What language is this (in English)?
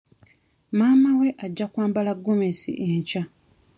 Ganda